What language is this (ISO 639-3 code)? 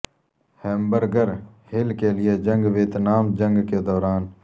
urd